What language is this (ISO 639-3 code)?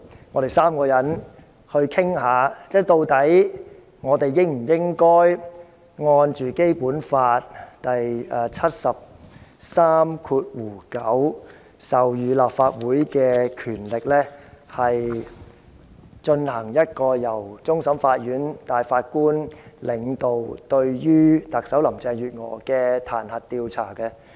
yue